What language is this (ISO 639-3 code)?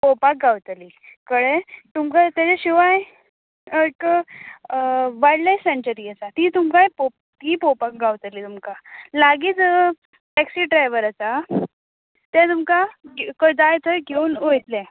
kok